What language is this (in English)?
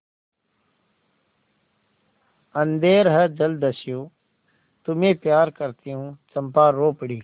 Hindi